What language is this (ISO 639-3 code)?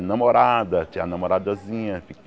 por